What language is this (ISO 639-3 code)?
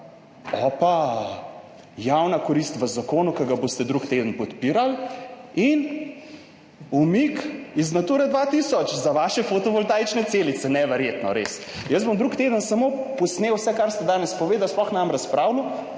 slv